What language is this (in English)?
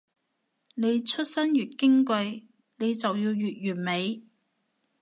Cantonese